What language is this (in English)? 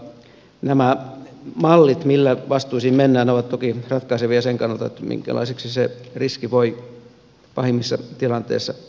Finnish